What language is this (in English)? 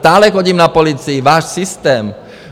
Czech